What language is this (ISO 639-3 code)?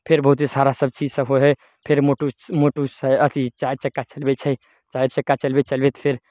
mai